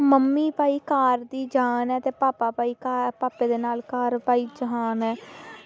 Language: Dogri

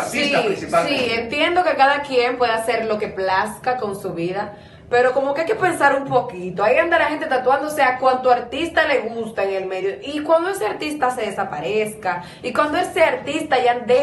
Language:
Spanish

